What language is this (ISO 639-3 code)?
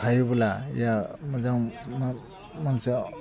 brx